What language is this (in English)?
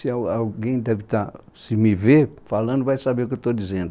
Portuguese